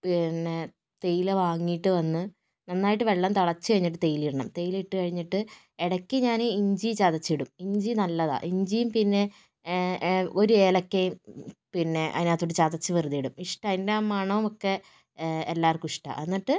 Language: Malayalam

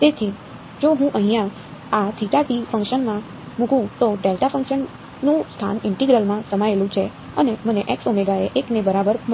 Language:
Gujarati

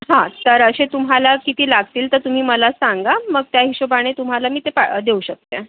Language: Marathi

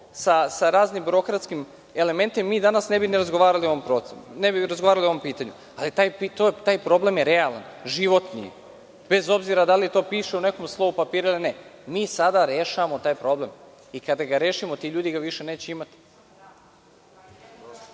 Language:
Serbian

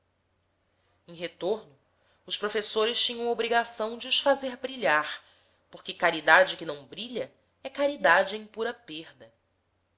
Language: Portuguese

